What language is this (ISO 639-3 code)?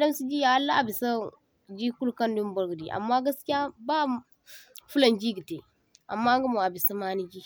dje